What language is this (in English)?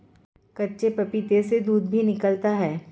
Hindi